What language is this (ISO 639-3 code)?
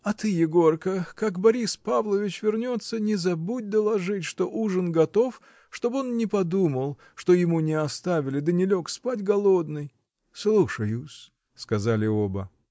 rus